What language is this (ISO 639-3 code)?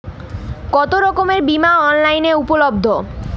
ben